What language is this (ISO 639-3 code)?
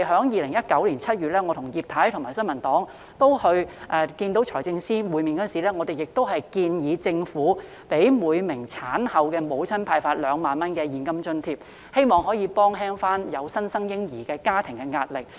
yue